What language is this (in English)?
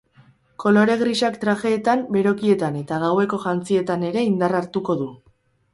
Basque